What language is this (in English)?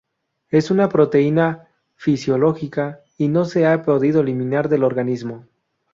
Spanish